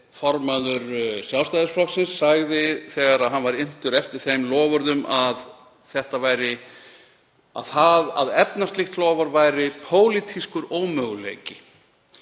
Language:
Icelandic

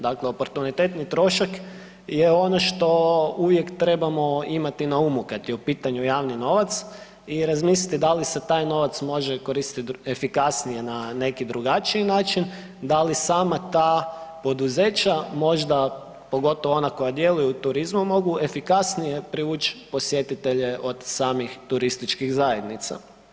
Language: Croatian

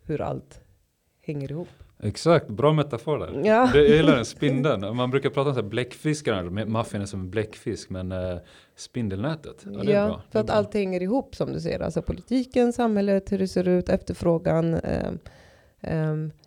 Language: Swedish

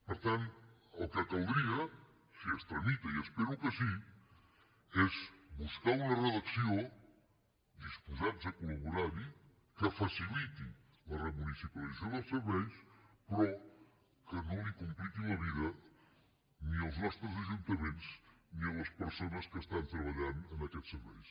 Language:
Catalan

